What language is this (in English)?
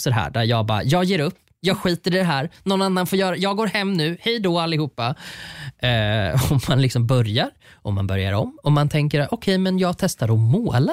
Swedish